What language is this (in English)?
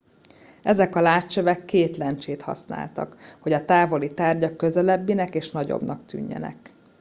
Hungarian